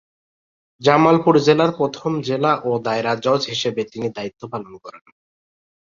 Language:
Bangla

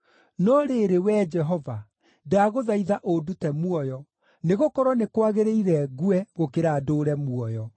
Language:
Kikuyu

